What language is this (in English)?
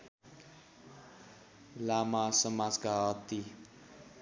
Nepali